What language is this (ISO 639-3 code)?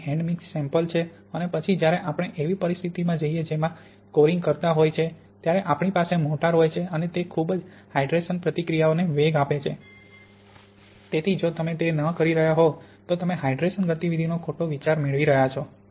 guj